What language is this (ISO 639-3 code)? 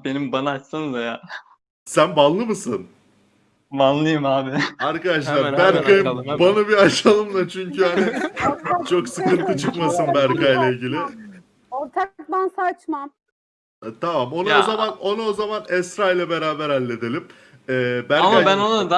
tur